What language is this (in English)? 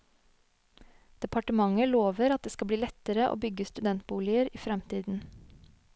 Norwegian